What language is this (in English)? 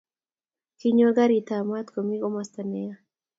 Kalenjin